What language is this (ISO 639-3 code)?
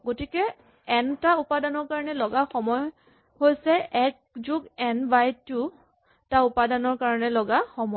asm